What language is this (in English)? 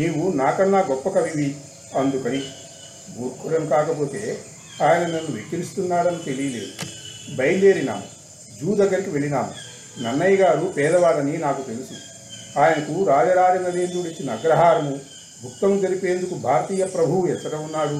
Telugu